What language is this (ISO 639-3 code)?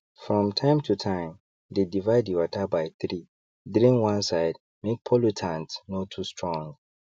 pcm